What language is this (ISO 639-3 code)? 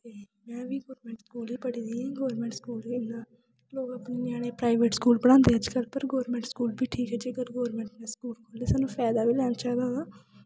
doi